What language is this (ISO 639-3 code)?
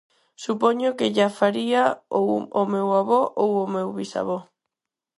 glg